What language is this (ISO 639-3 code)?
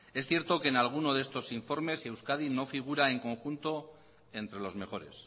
spa